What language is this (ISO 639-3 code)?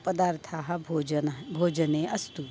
san